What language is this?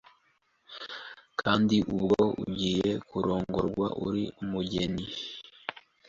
Kinyarwanda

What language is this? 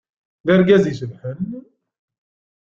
Kabyle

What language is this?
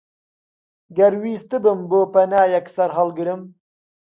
Central Kurdish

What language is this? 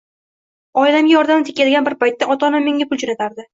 Uzbek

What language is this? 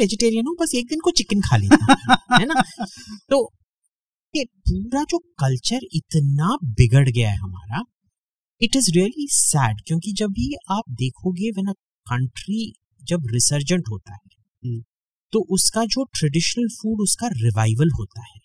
Hindi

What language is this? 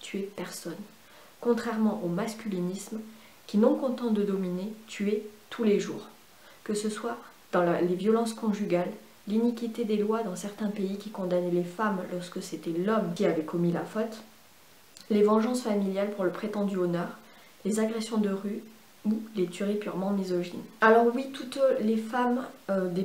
French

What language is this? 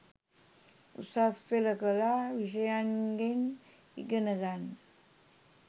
Sinhala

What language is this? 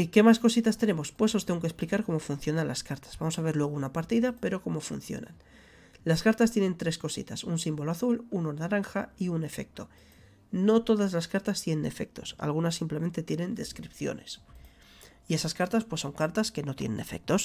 Spanish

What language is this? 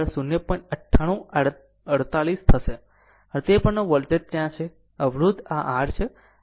Gujarati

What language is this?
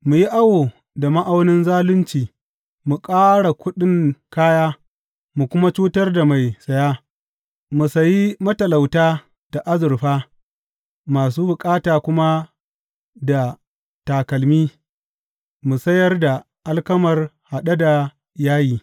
Hausa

